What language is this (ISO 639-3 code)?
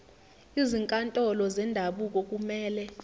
zul